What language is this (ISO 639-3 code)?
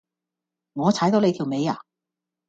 yue